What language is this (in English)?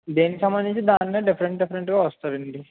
Telugu